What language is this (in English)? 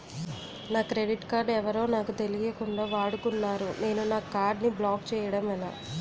Telugu